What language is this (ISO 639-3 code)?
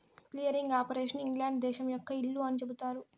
tel